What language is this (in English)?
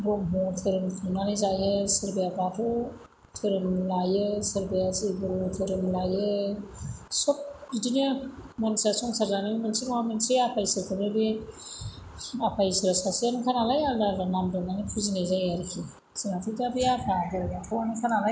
Bodo